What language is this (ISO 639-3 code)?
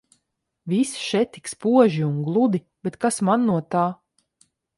lav